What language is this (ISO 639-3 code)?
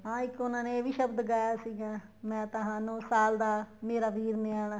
pan